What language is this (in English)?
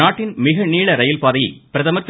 Tamil